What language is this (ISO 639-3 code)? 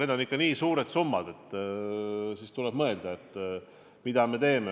est